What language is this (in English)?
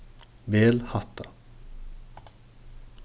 Faroese